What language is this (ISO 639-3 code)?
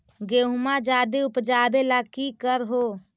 mag